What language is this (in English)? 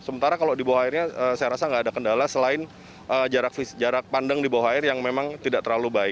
Indonesian